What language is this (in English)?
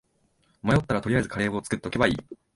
Japanese